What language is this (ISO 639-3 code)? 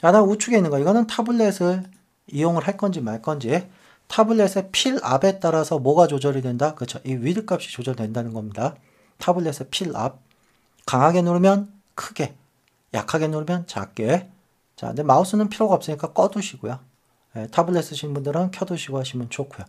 kor